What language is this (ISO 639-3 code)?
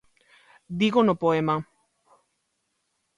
glg